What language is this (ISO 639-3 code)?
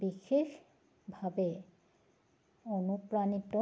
asm